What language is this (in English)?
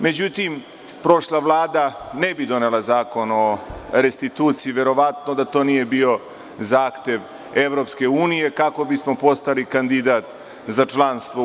Serbian